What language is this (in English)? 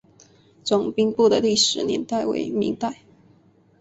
Chinese